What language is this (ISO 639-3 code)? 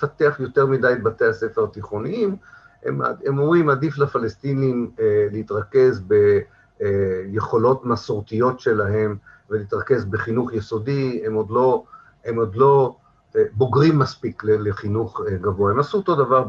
heb